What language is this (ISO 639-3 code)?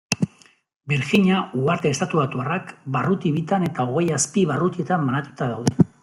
eus